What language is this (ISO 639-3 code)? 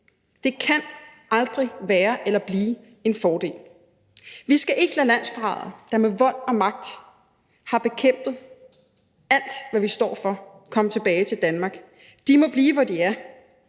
dan